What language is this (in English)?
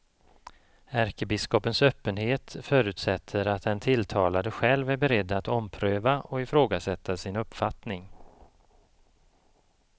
Swedish